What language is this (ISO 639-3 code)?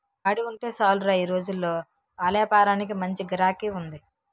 tel